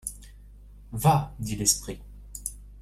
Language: French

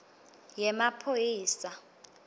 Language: Swati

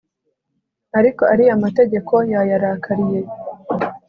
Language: Kinyarwanda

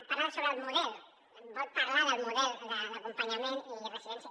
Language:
Catalan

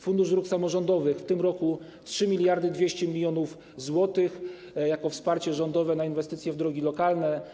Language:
Polish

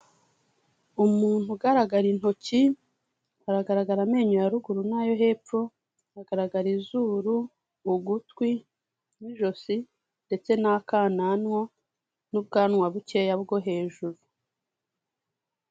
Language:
Kinyarwanda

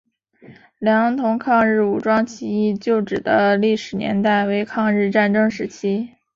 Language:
Chinese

